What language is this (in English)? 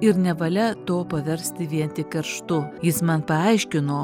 Lithuanian